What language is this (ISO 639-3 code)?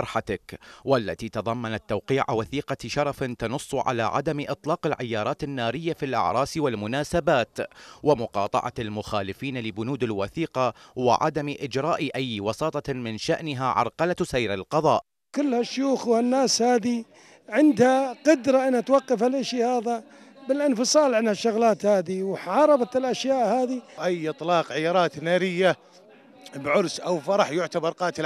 ara